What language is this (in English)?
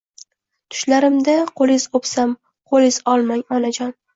Uzbek